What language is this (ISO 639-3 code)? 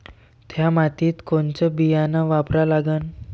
mar